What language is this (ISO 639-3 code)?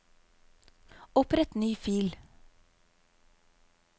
nor